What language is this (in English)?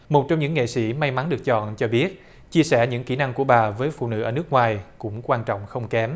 Vietnamese